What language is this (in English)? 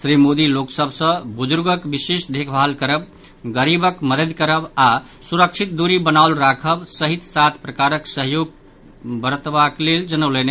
Maithili